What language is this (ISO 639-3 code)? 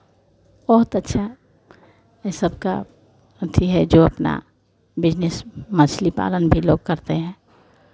hin